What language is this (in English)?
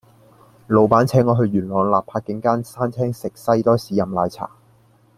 Cantonese